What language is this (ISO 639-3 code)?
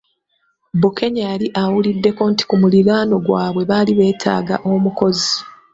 lug